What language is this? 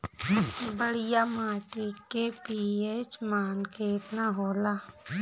Bhojpuri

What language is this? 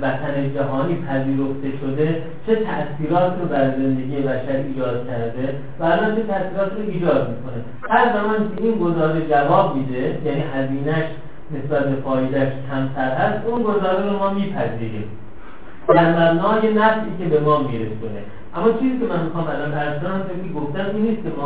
Persian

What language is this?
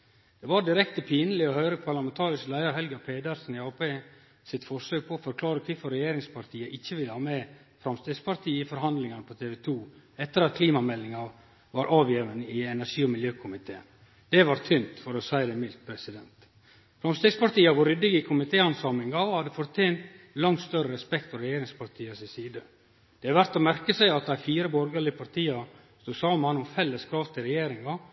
Norwegian Nynorsk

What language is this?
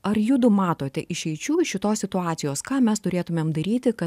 Lithuanian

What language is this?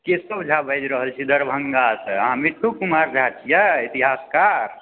Maithili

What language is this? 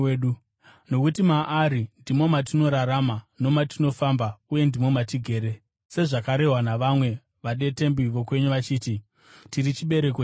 Shona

